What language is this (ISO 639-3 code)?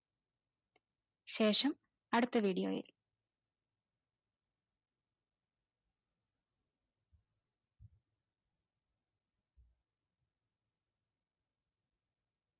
mal